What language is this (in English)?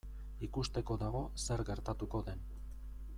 Basque